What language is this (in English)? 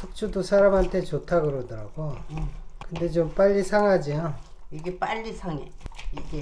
Korean